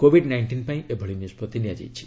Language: Odia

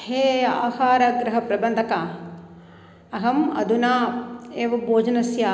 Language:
Sanskrit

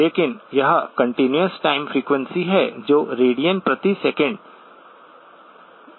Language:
Hindi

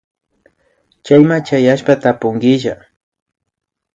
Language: Imbabura Highland Quichua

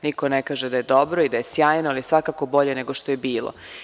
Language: Serbian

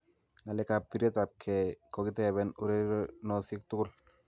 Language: Kalenjin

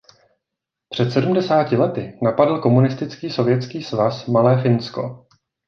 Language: Czech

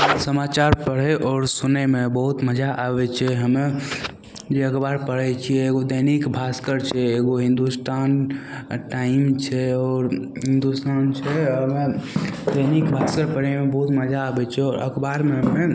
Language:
Maithili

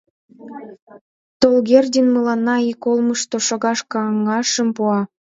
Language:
Mari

